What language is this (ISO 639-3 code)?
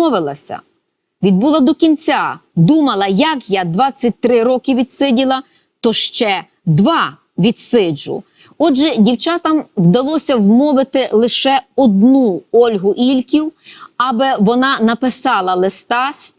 ukr